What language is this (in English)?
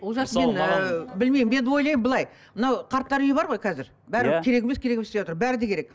Kazakh